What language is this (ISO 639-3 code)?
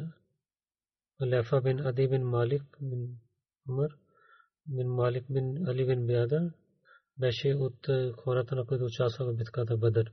bul